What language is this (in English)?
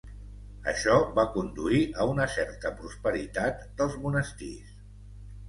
Catalan